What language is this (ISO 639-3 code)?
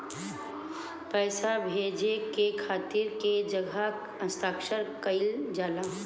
bho